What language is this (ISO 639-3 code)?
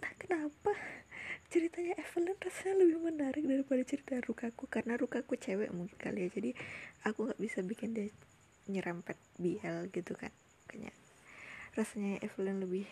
ind